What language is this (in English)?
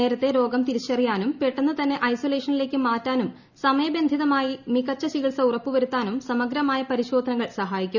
Malayalam